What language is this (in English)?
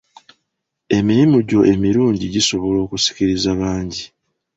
Ganda